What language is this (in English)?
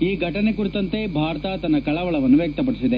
Kannada